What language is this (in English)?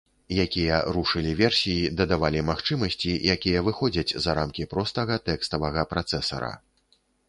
Belarusian